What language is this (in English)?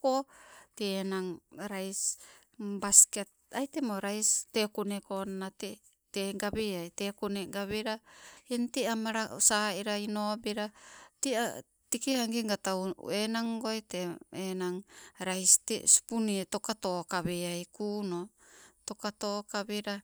Sibe